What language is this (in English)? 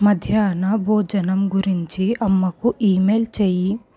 Telugu